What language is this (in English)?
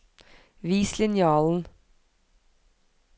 Norwegian